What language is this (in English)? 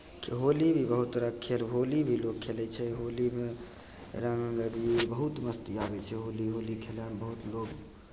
Maithili